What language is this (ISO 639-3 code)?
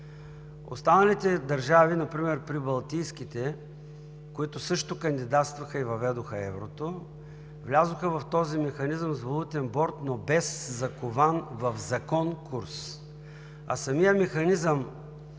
bul